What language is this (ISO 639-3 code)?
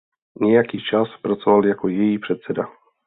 ces